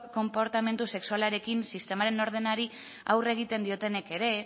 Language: Basque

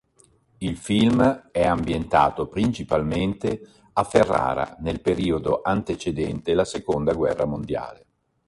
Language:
Italian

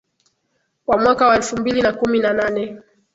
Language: Swahili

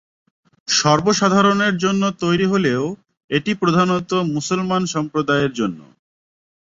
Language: Bangla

